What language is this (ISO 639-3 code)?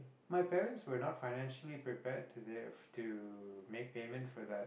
eng